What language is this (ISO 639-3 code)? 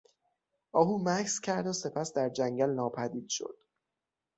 fas